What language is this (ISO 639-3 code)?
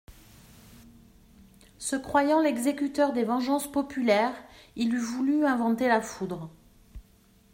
fra